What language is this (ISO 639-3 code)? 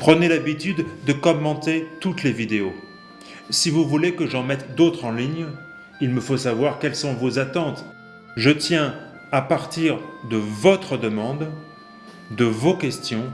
fra